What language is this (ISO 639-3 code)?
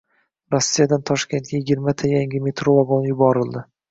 uzb